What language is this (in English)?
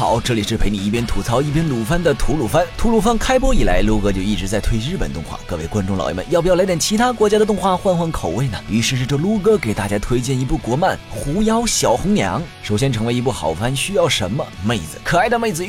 Chinese